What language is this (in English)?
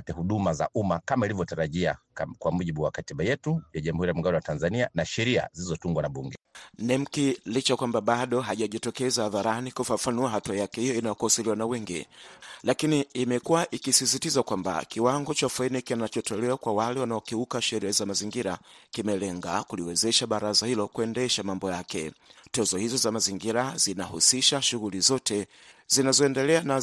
Swahili